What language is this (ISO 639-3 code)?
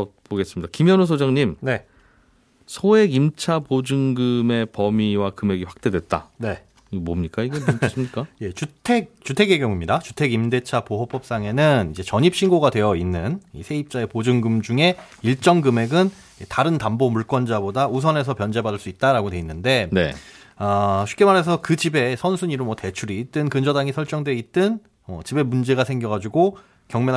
kor